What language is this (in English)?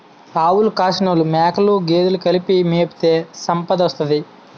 Telugu